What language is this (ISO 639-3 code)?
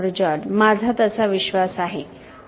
mar